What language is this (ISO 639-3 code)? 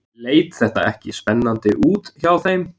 isl